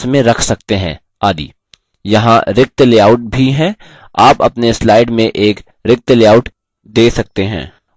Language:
Hindi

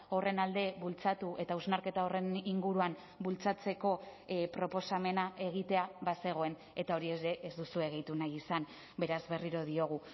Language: Basque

